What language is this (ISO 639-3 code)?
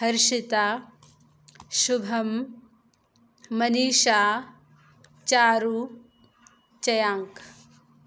san